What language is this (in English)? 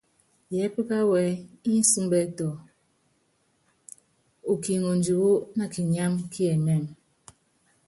Yangben